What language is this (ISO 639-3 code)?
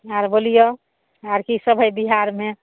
mai